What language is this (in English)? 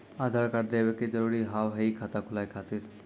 Maithili